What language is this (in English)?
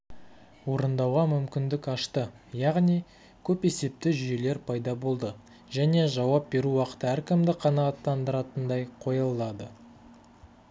Kazakh